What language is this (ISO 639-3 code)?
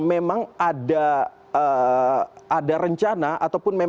ind